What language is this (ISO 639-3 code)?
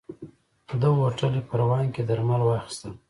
pus